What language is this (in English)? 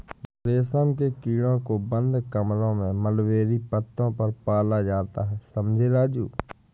Hindi